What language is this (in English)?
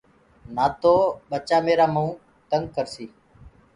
Gurgula